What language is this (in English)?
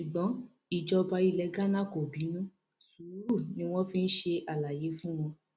Yoruba